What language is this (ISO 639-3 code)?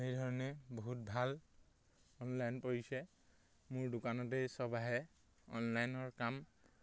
asm